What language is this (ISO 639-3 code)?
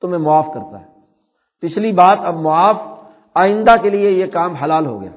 urd